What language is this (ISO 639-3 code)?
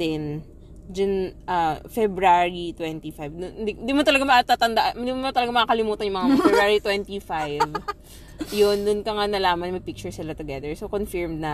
fil